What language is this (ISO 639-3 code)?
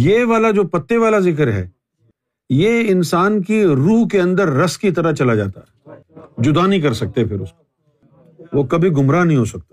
urd